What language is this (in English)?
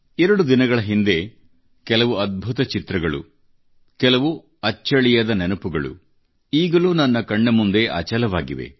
Kannada